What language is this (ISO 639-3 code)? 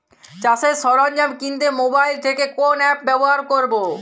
ben